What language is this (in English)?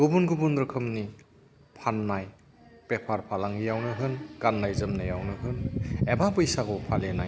Bodo